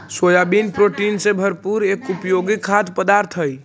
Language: Magahi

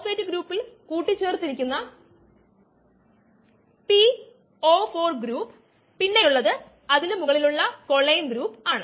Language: Malayalam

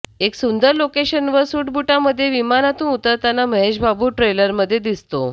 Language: Marathi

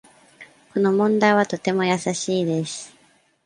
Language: Japanese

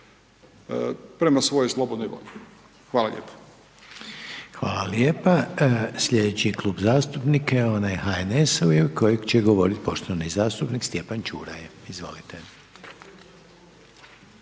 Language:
Croatian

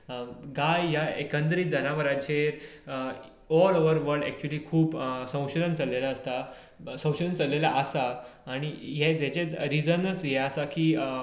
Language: Konkani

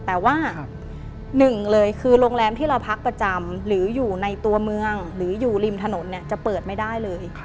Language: Thai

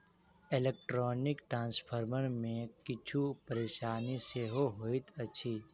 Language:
Maithili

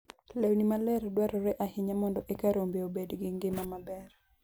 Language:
Luo (Kenya and Tanzania)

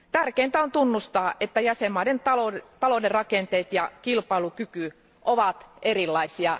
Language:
Finnish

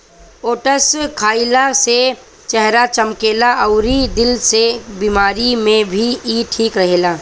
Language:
Bhojpuri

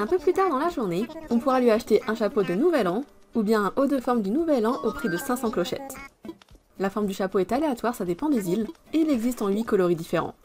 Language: French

